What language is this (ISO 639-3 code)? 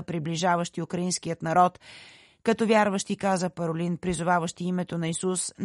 bul